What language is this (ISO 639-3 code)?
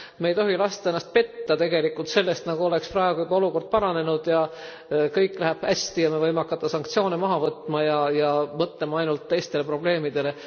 est